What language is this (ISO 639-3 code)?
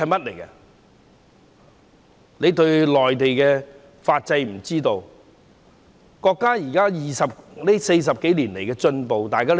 yue